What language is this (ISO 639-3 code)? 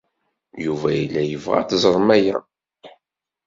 kab